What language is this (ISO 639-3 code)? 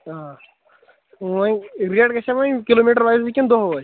kas